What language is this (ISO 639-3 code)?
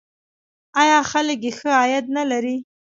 pus